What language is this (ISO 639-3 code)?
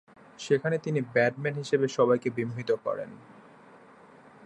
ben